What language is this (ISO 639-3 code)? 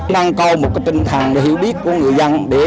vie